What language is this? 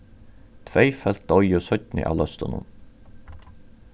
Faroese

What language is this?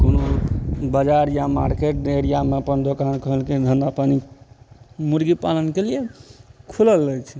Maithili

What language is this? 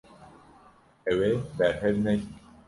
Kurdish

